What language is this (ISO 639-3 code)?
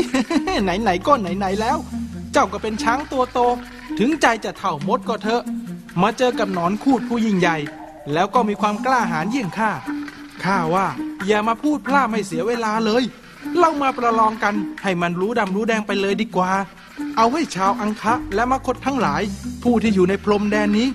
tha